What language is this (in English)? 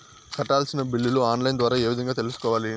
Telugu